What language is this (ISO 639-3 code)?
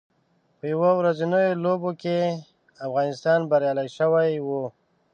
pus